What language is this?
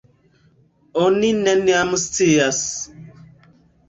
Esperanto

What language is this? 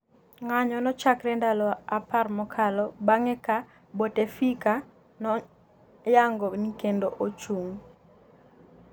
Luo (Kenya and Tanzania)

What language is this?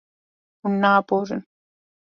Kurdish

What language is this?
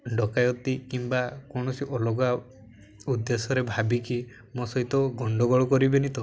Odia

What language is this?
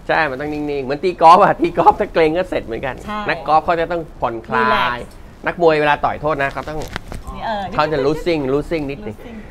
Thai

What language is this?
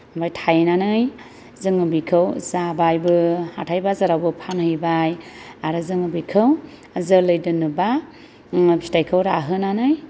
Bodo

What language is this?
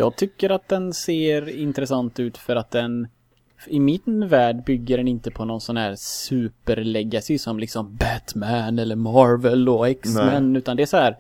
Swedish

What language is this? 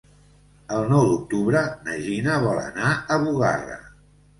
Catalan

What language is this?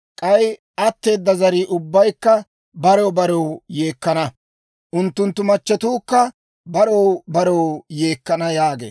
Dawro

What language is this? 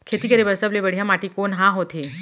Chhattisgarhi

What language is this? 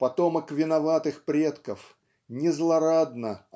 Russian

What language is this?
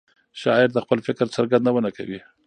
Pashto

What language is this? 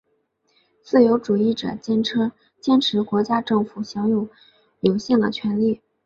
Chinese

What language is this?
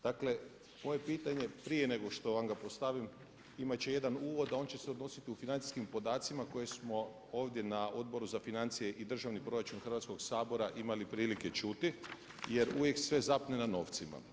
Croatian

